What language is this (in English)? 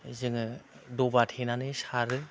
Bodo